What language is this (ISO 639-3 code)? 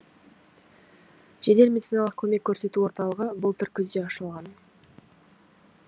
kaz